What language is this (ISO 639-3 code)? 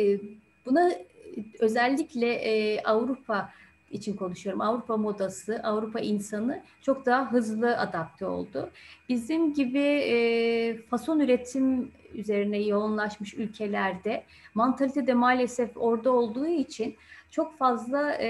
tur